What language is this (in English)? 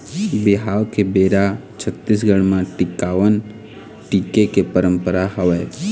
Chhattisgarhi